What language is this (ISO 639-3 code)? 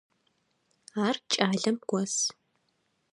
ady